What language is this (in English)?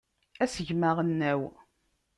Kabyle